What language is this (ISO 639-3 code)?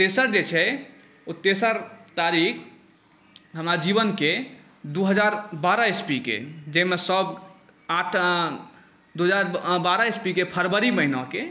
mai